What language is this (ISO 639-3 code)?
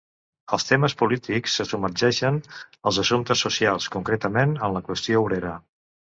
cat